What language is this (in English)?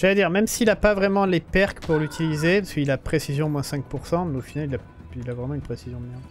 French